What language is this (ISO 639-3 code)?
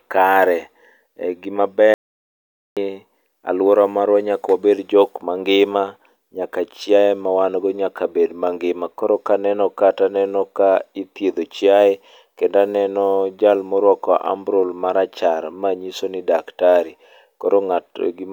luo